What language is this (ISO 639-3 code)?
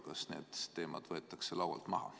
est